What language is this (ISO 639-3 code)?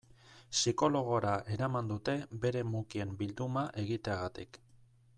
eus